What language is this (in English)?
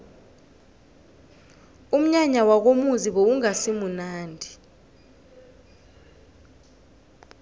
South Ndebele